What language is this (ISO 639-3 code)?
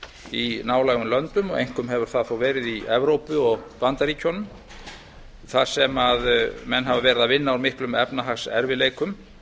isl